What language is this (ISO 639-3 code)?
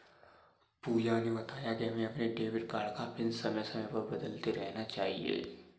hin